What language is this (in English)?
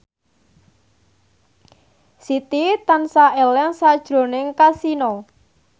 Javanese